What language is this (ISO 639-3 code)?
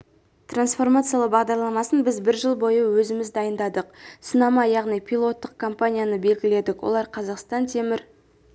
kaz